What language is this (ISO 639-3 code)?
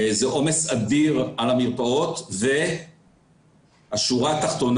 heb